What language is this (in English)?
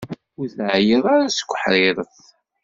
Kabyle